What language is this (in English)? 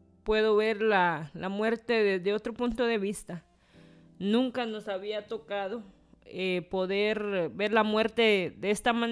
Spanish